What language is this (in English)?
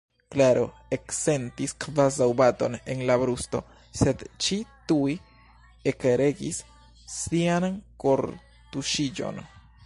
Esperanto